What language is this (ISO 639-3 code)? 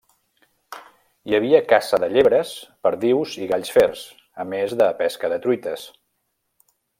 cat